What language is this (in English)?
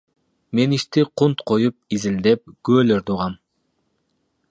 Kyrgyz